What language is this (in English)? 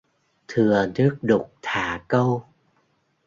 Vietnamese